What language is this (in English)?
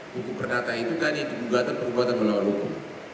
Indonesian